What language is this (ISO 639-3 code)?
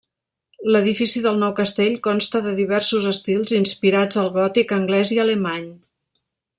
cat